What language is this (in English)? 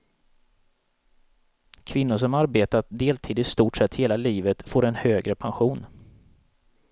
Swedish